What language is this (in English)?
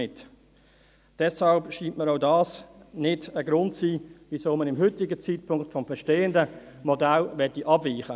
Swiss German